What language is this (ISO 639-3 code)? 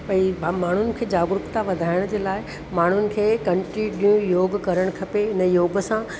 snd